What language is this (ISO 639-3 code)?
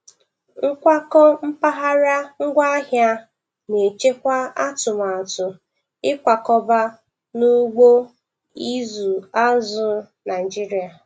ibo